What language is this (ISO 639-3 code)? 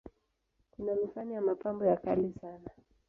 swa